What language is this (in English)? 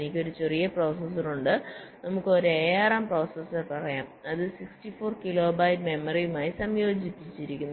Malayalam